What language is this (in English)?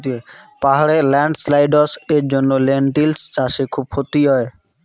Bangla